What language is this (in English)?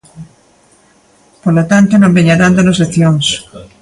Galician